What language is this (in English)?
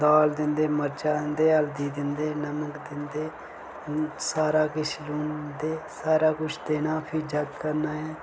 Dogri